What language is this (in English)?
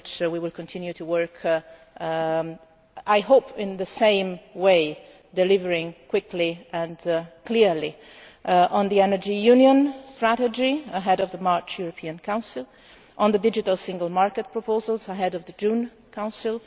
English